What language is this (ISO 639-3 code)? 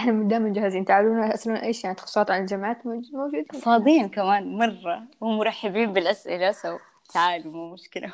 ara